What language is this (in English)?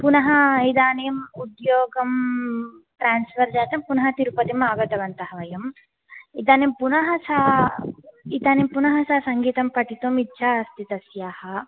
Sanskrit